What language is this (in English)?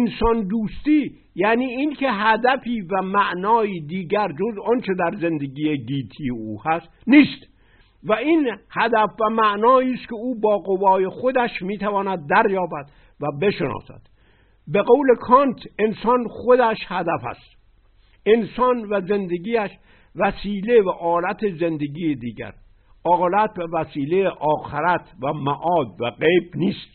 Persian